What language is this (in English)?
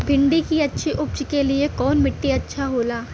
Bhojpuri